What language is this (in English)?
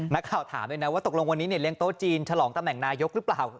Thai